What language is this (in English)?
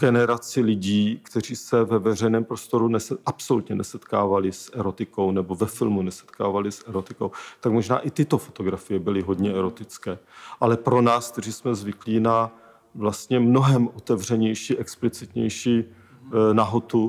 Czech